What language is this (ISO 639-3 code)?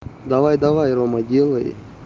rus